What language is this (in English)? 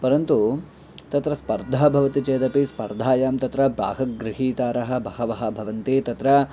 Sanskrit